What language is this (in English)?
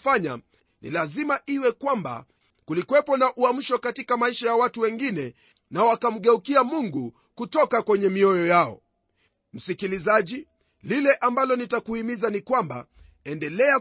Swahili